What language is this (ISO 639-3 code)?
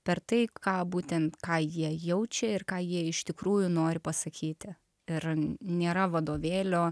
lit